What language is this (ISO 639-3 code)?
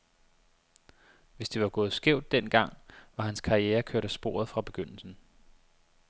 dan